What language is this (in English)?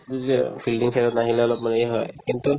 Assamese